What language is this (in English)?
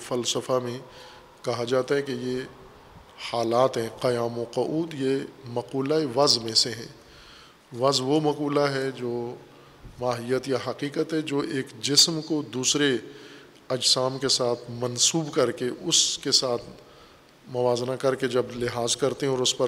Urdu